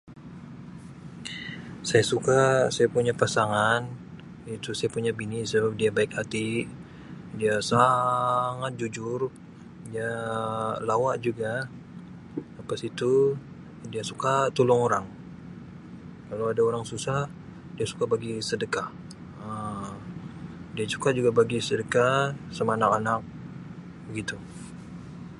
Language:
Sabah Malay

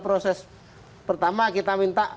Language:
Indonesian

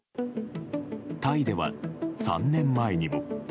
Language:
Japanese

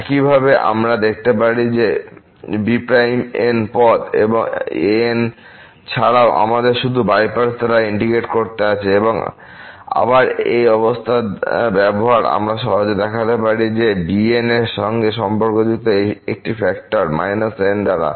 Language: Bangla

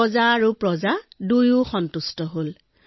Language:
Assamese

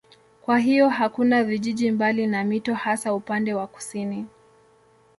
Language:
Swahili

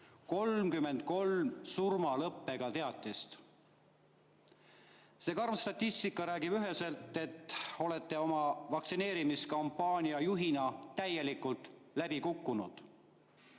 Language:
Estonian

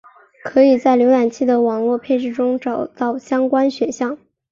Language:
Chinese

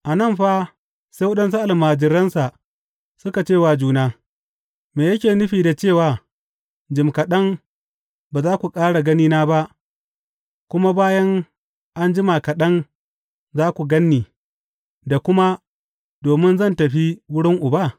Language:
Hausa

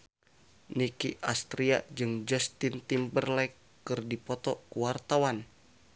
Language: Sundanese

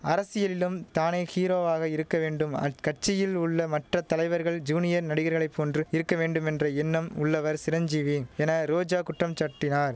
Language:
Tamil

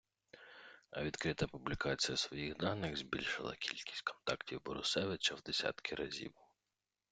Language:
Ukrainian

